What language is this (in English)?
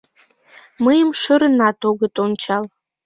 Mari